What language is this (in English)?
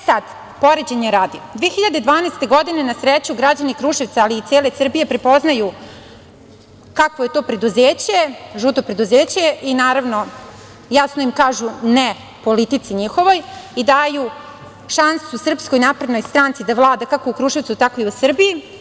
Serbian